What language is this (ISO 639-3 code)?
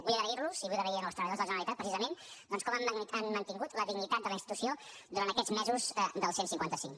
cat